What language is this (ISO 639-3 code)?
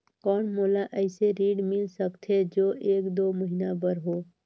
hne